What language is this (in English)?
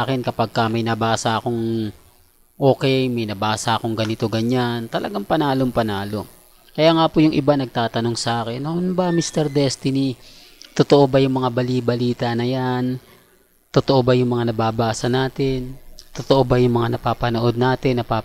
Filipino